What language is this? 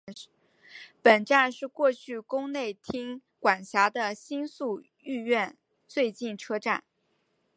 Chinese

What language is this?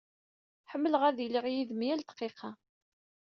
Kabyle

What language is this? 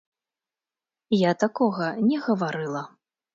Belarusian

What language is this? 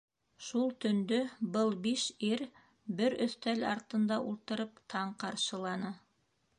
Bashkir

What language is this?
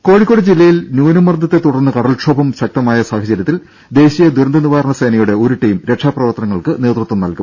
Malayalam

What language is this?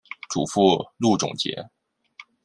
Chinese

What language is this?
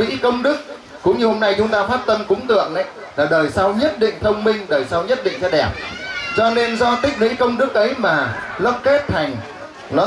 Vietnamese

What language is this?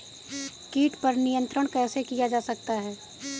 Hindi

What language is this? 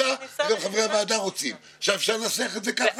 Hebrew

